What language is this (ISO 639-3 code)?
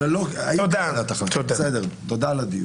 heb